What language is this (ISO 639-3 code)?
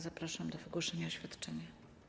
pol